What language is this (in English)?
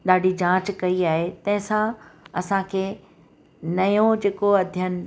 Sindhi